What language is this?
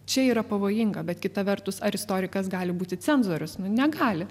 Lithuanian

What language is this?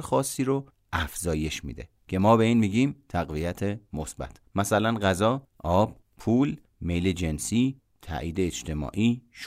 Persian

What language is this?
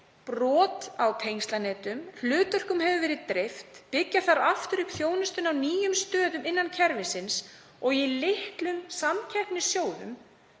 Icelandic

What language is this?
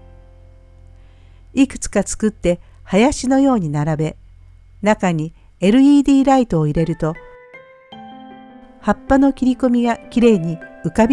Japanese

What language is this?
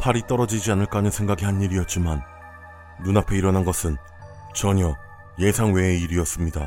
Korean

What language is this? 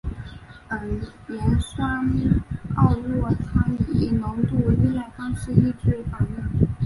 Chinese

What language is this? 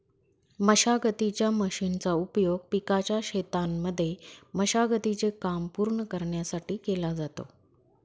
Marathi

